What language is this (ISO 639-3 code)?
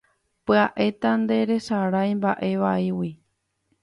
grn